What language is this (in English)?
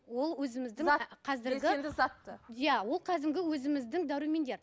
Kazakh